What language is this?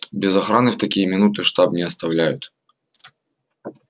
Russian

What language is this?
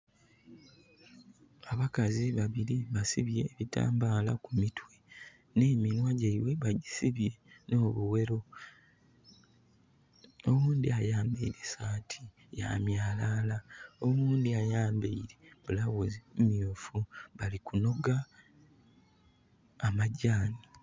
Soga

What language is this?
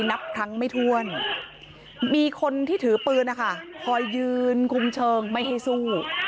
Thai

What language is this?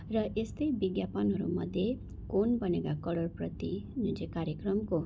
Nepali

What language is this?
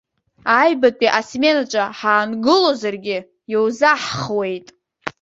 Abkhazian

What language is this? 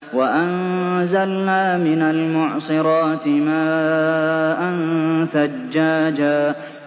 Arabic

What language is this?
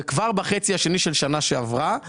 Hebrew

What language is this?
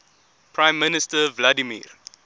English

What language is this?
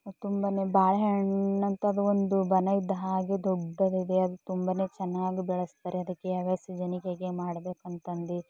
Kannada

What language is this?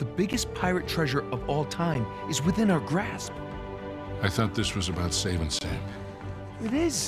Vietnamese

